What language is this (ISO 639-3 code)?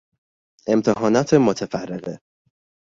fas